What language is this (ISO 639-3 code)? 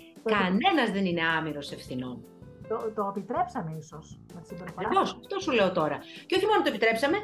ell